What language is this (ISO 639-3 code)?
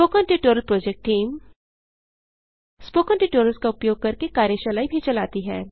hin